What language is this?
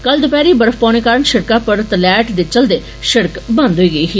Dogri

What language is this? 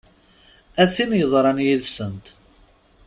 Kabyle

